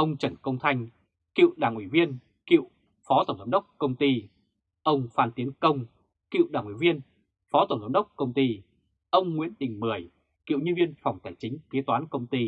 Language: Vietnamese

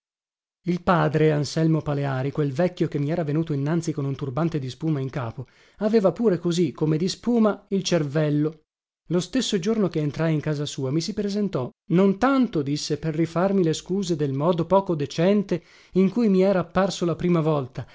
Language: Italian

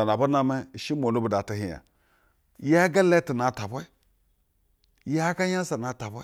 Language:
Basa (Nigeria)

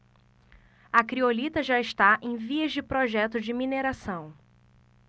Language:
Portuguese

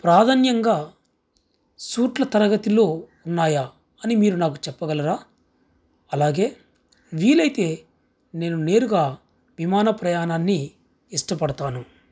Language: Telugu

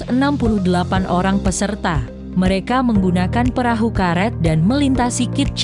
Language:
Indonesian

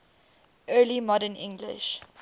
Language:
English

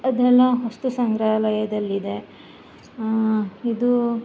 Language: Kannada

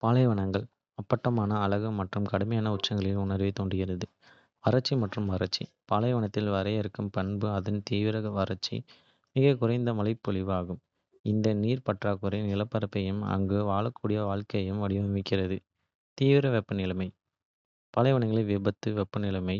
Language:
Kota (India)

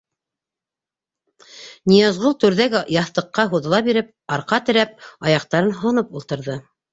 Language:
Bashkir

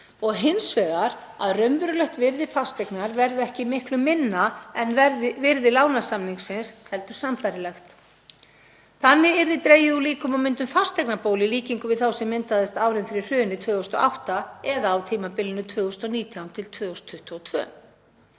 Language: Icelandic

